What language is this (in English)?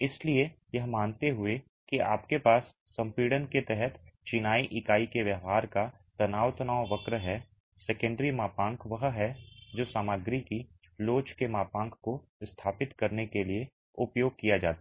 Hindi